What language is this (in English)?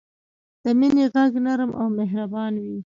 Pashto